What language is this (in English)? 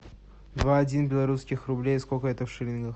Russian